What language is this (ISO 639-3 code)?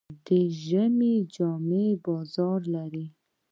pus